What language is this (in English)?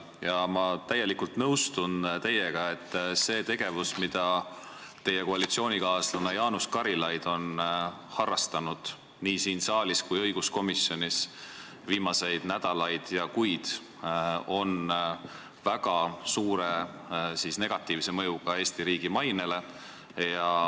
Estonian